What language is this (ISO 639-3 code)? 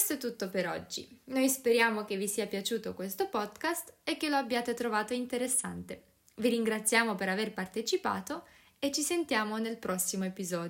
ita